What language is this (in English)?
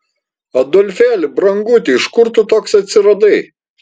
Lithuanian